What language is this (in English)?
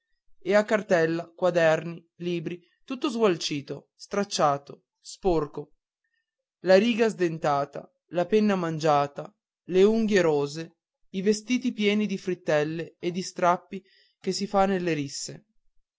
Italian